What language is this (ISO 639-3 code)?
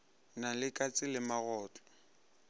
nso